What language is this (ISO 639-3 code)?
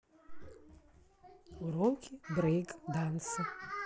rus